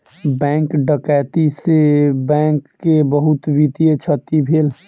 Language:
Maithili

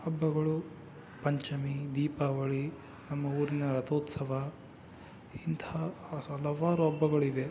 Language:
Kannada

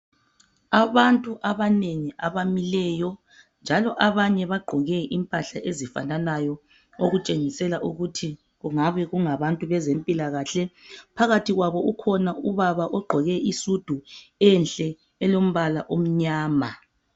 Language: North Ndebele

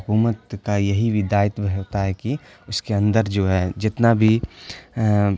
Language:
Urdu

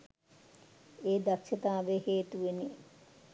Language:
Sinhala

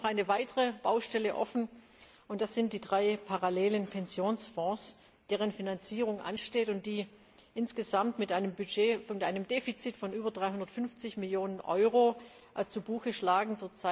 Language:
German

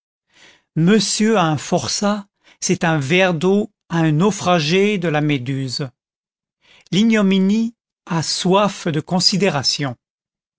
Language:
French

